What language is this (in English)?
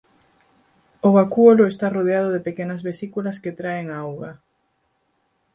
Galician